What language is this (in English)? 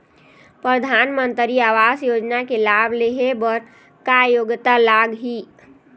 Chhattisgarhi